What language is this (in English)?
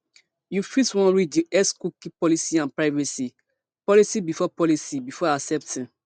Nigerian Pidgin